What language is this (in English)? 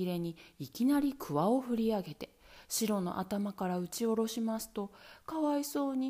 Japanese